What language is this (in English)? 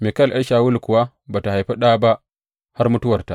Hausa